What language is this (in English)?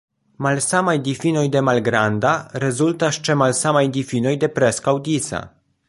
Esperanto